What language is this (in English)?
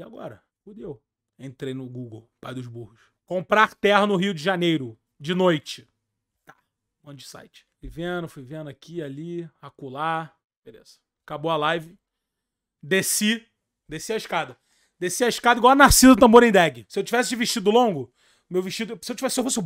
Portuguese